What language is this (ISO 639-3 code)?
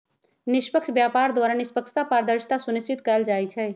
mag